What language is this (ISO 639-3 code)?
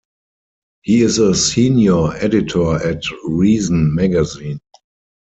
eng